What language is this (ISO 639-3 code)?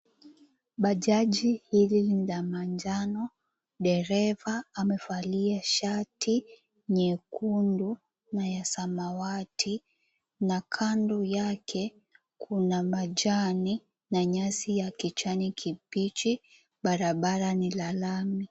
swa